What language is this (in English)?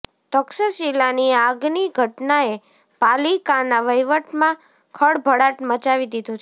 Gujarati